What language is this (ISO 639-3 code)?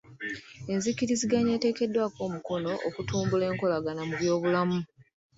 lug